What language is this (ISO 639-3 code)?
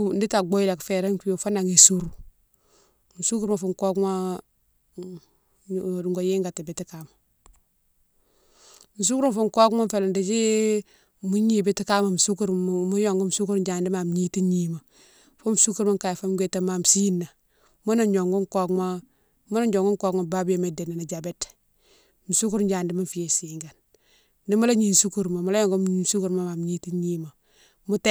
msw